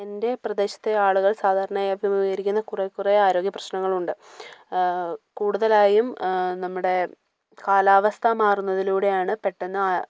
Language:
Malayalam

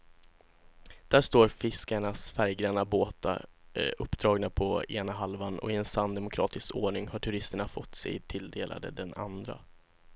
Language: Swedish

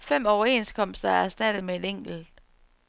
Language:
Danish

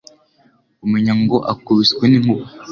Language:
Kinyarwanda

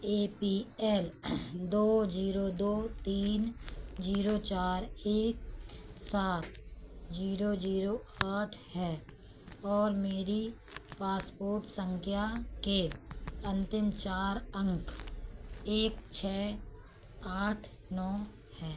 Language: Hindi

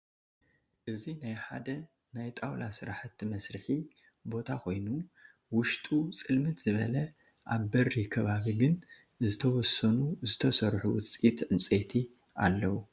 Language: Tigrinya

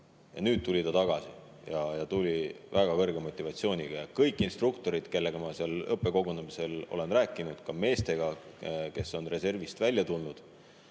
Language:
Estonian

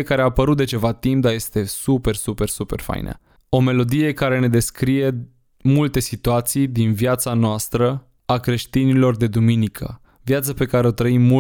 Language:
Romanian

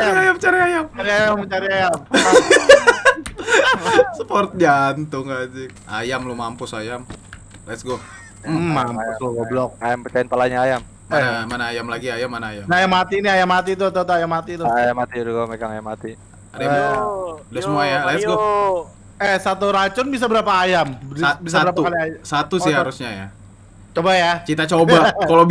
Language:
Indonesian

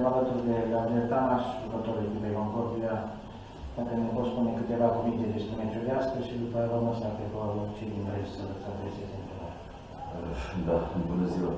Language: Romanian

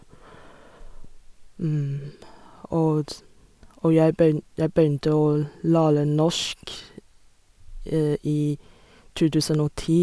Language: Norwegian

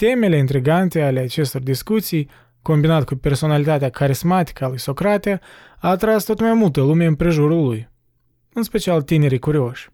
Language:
Romanian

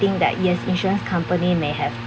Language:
English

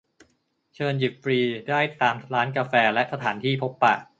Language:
Thai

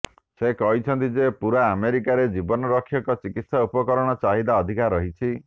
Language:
Odia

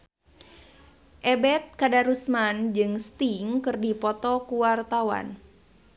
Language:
Sundanese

